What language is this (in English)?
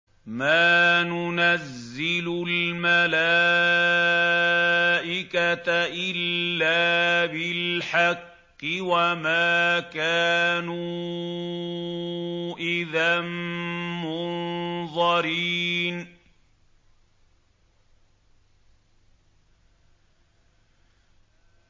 Arabic